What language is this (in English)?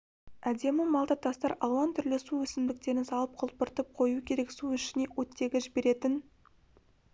Kazakh